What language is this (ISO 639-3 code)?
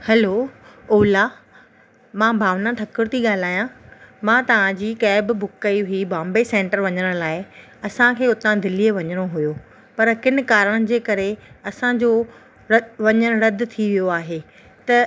snd